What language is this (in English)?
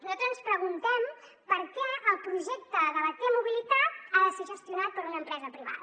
Catalan